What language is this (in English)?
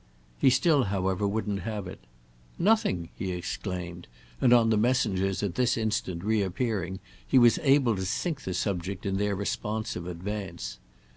English